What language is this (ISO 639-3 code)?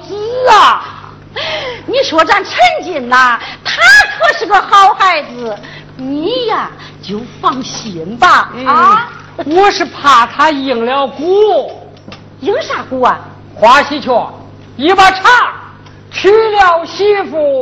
zho